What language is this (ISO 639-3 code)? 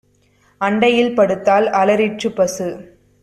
tam